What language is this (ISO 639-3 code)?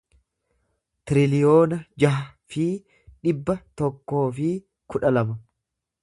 orm